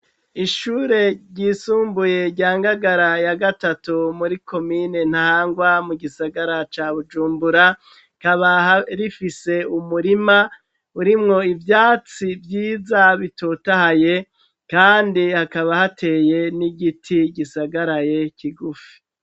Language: Rundi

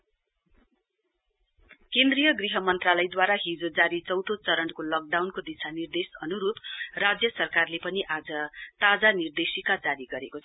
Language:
Nepali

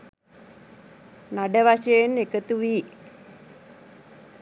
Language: Sinhala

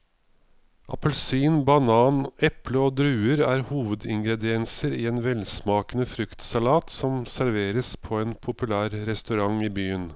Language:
Norwegian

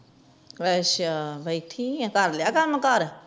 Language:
Punjabi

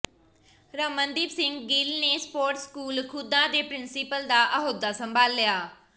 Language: Punjabi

